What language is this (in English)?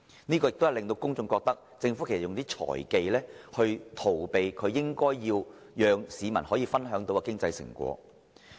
Cantonese